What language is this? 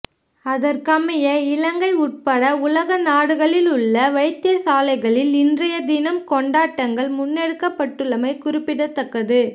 Tamil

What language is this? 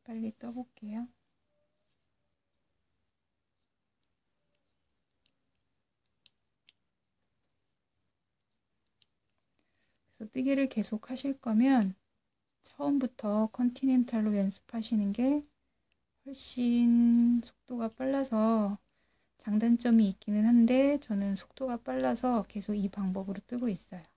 Korean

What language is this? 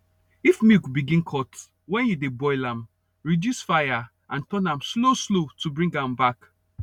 Nigerian Pidgin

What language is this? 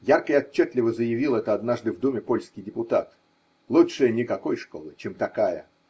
Russian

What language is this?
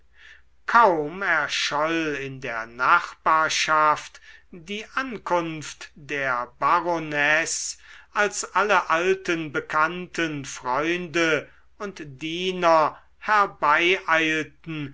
German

